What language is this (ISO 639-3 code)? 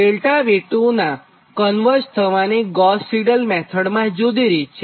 guj